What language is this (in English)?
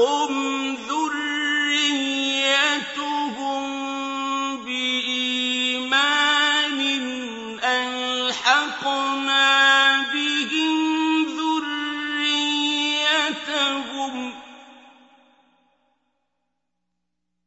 Arabic